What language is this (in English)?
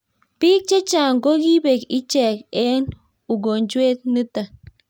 Kalenjin